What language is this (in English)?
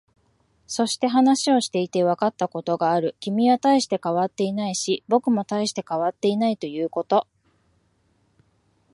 Japanese